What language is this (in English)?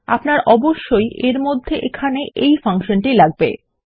Bangla